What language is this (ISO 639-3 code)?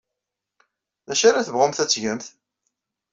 kab